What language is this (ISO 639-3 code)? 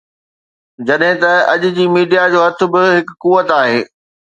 snd